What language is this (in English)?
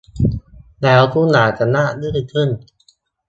Thai